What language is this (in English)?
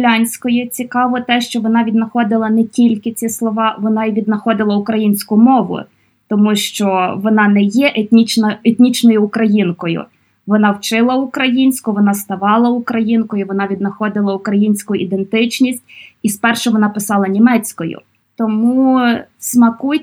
Ukrainian